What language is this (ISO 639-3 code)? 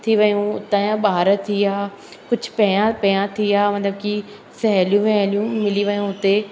snd